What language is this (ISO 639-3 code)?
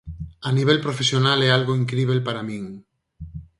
glg